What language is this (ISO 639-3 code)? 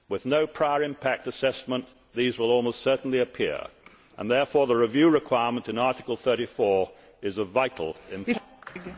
eng